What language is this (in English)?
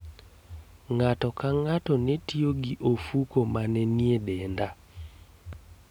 Luo (Kenya and Tanzania)